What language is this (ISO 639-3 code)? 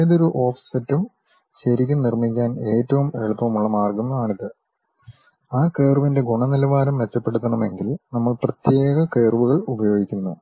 mal